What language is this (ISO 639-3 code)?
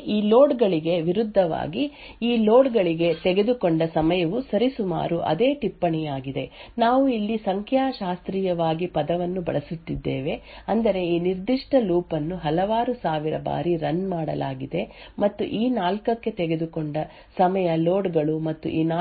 kan